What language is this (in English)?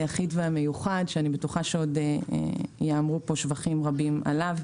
Hebrew